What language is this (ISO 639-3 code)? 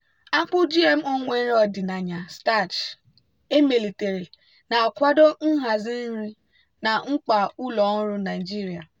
ibo